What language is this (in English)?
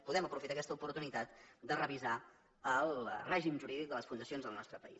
Catalan